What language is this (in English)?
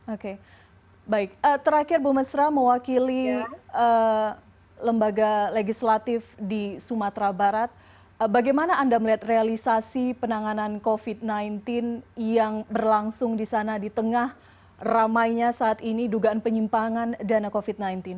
Indonesian